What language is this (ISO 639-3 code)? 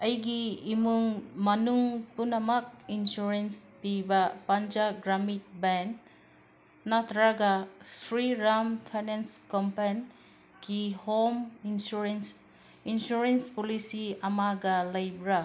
mni